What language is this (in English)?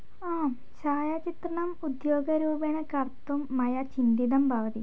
Sanskrit